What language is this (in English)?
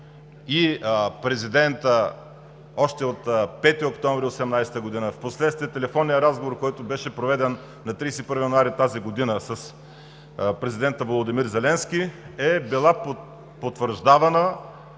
Bulgarian